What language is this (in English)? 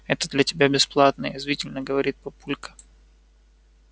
Russian